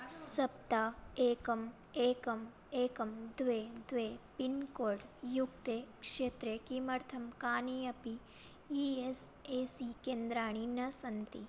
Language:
Sanskrit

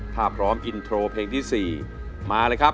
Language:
Thai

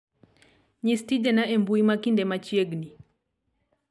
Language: Luo (Kenya and Tanzania)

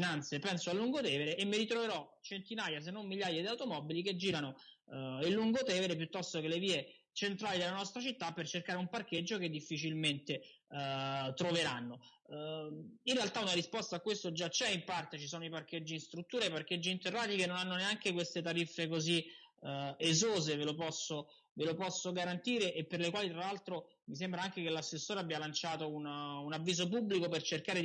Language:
Italian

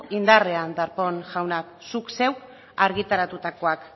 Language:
Basque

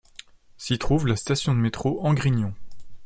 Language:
French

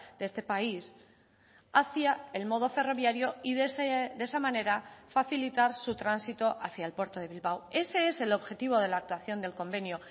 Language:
Spanish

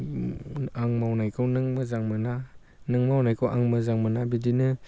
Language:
Bodo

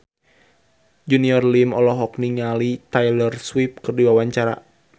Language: Sundanese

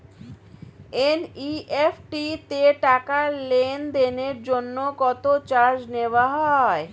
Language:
Bangla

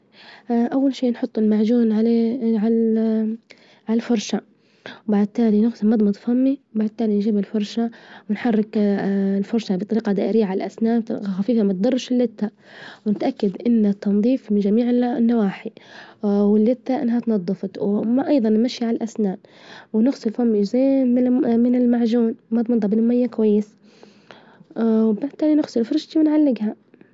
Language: Libyan Arabic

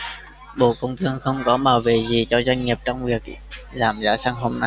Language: Vietnamese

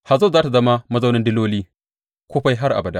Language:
Hausa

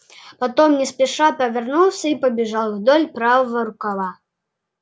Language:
Russian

